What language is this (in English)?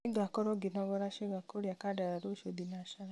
Kikuyu